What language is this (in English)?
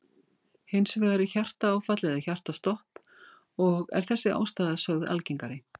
Icelandic